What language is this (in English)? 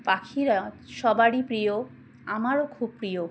Bangla